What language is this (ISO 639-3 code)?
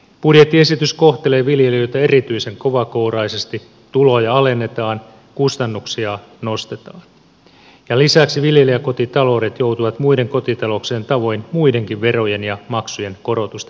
fin